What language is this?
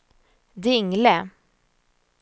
Swedish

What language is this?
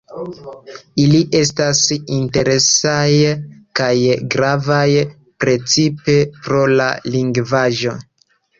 Esperanto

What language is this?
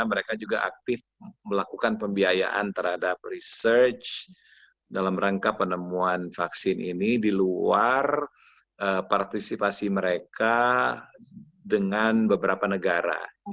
Indonesian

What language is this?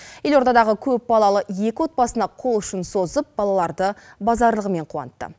Kazakh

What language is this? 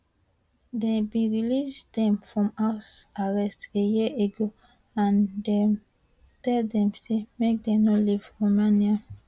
Nigerian Pidgin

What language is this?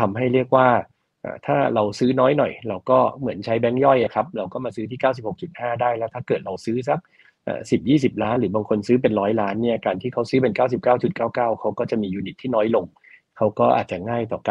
Thai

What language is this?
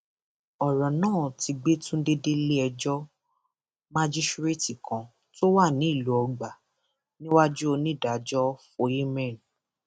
Yoruba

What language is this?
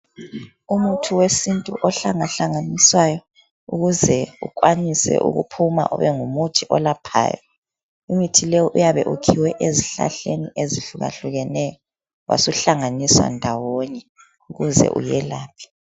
North Ndebele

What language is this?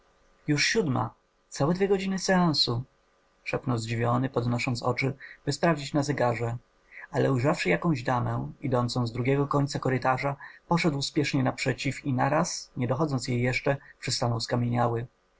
Polish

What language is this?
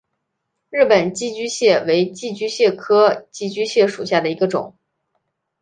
Chinese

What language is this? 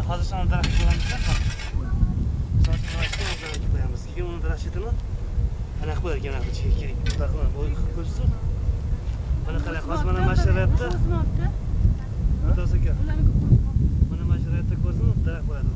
Turkish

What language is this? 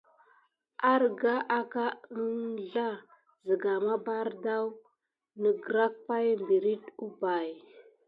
Gidar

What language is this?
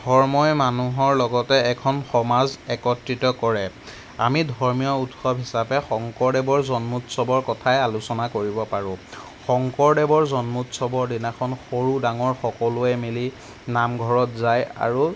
Assamese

